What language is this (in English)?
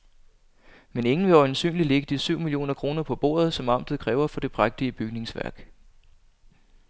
Danish